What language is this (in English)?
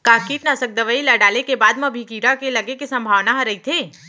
Chhattisgarhi